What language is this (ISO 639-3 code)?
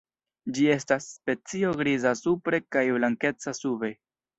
epo